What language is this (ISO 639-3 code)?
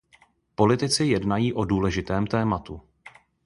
ces